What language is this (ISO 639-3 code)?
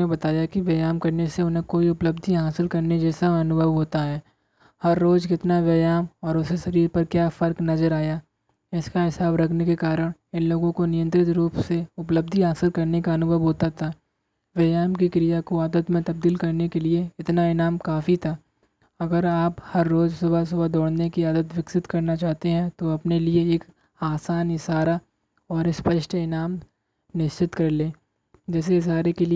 hin